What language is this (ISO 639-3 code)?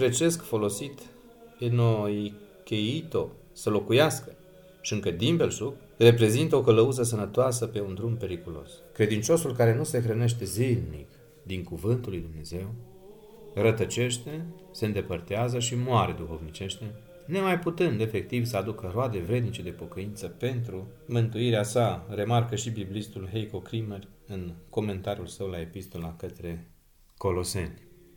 ron